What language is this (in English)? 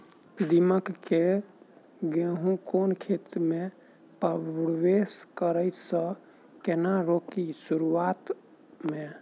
Maithili